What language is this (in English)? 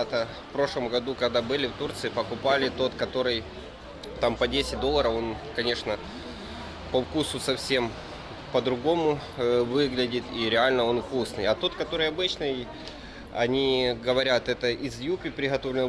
Russian